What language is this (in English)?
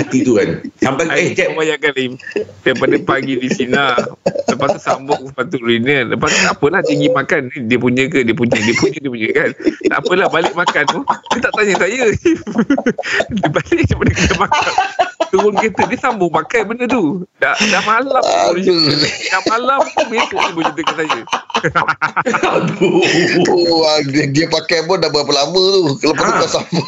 Malay